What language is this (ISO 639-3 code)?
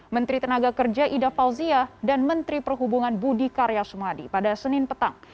ind